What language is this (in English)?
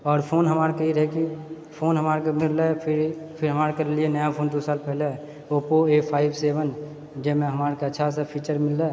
Maithili